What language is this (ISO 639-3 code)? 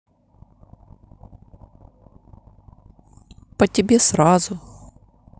rus